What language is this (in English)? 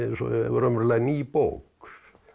Icelandic